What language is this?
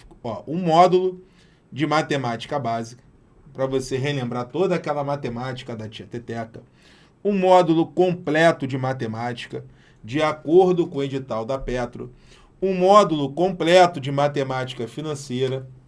Portuguese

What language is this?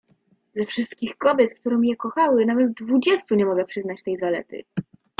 Polish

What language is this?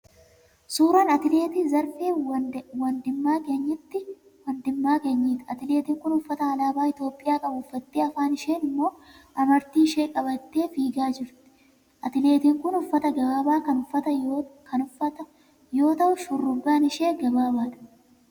Oromo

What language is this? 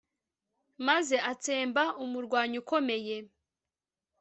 Kinyarwanda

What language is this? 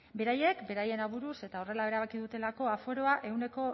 Basque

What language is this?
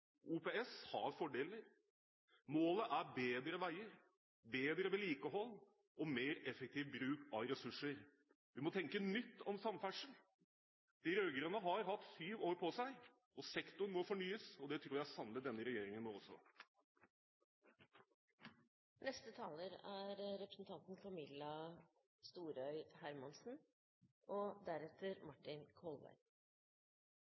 Norwegian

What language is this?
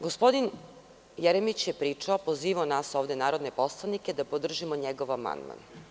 Serbian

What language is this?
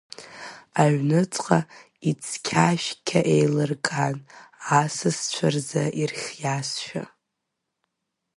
Abkhazian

